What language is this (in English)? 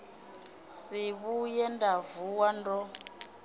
Venda